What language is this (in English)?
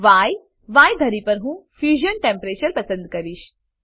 Gujarati